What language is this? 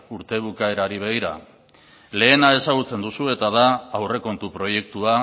Basque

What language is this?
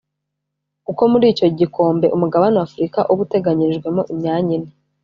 Kinyarwanda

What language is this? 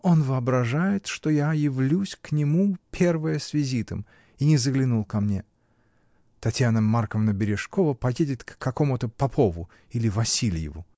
Russian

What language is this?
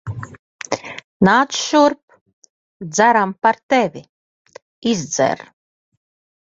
Latvian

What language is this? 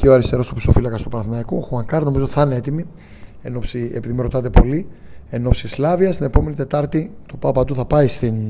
Greek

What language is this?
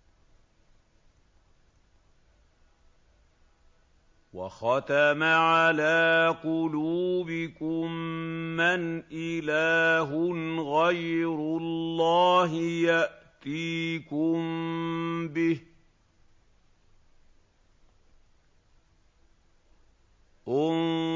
Arabic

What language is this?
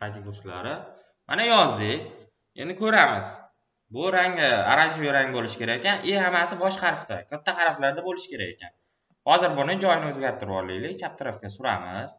Turkish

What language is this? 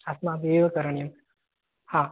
Sanskrit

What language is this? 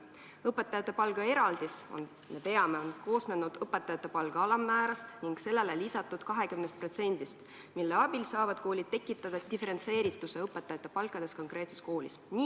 Estonian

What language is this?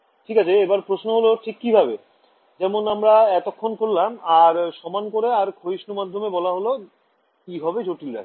Bangla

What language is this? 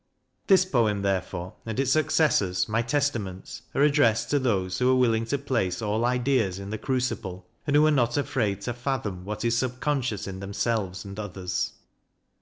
English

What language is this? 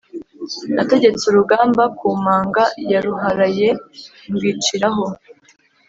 Kinyarwanda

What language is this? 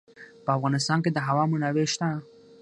Pashto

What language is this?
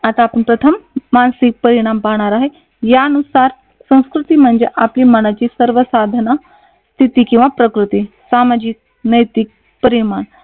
Marathi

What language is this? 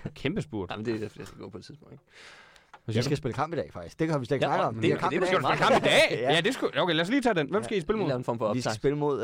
Danish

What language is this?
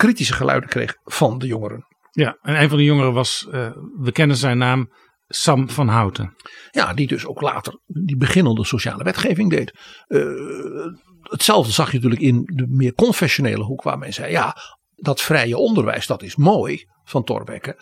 Dutch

